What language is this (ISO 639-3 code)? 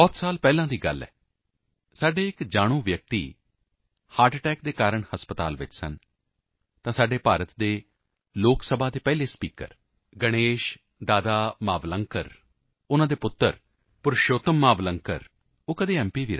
pan